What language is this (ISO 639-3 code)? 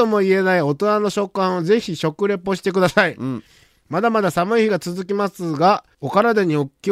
jpn